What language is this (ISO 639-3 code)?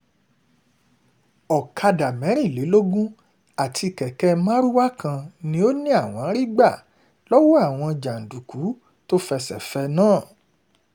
yor